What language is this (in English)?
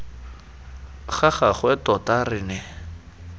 Tswana